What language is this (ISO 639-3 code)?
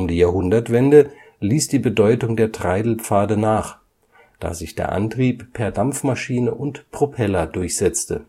deu